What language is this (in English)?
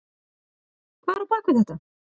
Icelandic